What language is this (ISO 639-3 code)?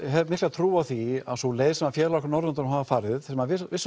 isl